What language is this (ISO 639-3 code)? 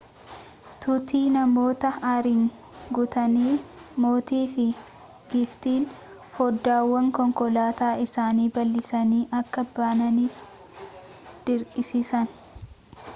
orm